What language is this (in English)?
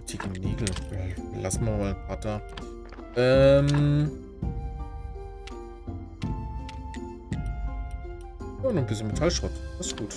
German